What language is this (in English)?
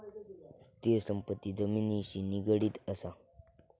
Marathi